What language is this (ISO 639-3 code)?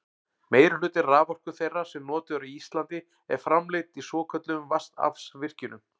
isl